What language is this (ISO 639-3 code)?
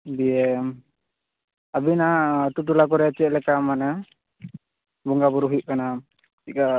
sat